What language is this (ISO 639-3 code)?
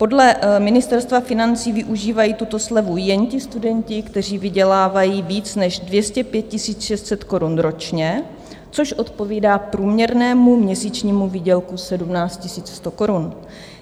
ces